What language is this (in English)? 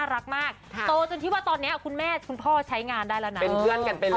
Thai